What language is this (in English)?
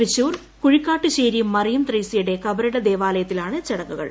Malayalam